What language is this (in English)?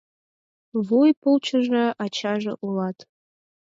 Mari